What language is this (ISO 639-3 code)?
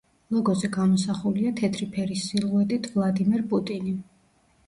kat